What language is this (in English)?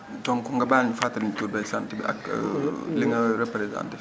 Wolof